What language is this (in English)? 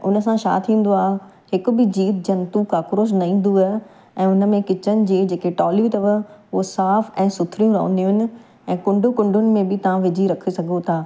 Sindhi